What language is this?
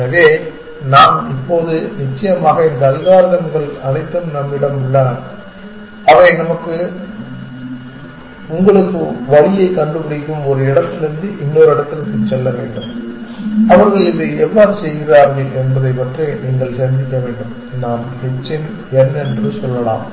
Tamil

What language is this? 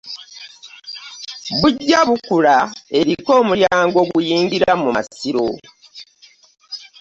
Ganda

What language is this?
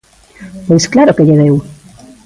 Galician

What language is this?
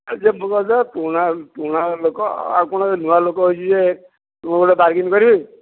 Odia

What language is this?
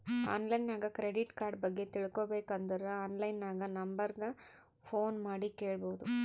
Kannada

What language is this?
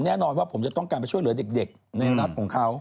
Thai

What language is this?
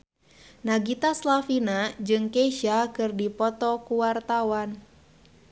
Sundanese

